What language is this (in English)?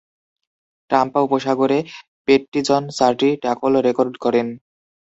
Bangla